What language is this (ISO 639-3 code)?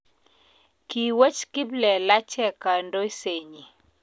kln